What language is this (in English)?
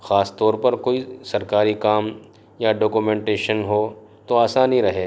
Urdu